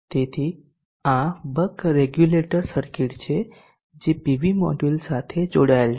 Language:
Gujarati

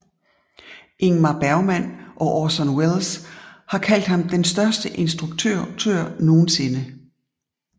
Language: Danish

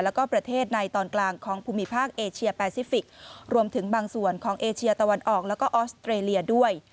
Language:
Thai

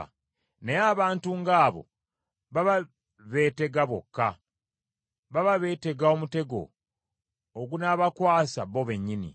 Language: Ganda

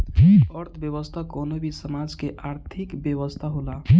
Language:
Bhojpuri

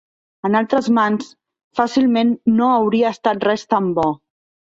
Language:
Catalan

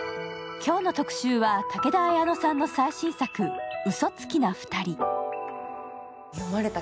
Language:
Japanese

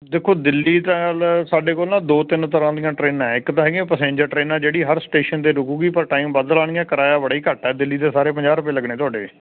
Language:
Punjabi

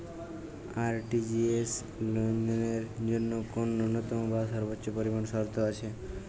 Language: Bangla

